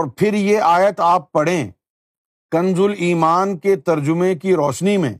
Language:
Urdu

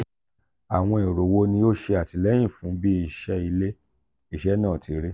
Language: Yoruba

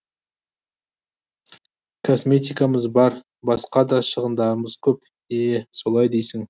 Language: Kazakh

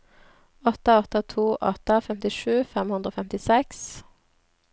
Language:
Norwegian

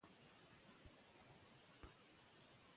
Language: Pashto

